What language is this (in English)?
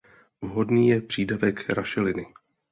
Czech